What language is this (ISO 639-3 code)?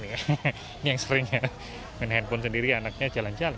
ind